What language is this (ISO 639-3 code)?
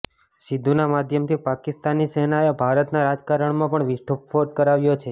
guj